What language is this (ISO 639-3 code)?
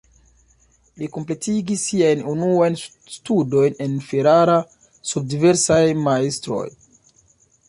epo